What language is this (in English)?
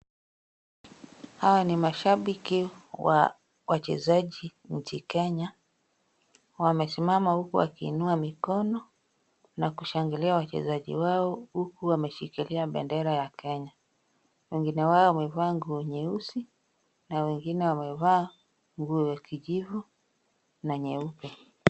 Swahili